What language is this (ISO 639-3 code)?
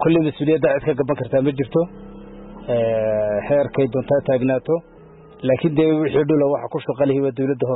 ara